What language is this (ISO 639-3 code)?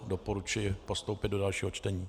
ces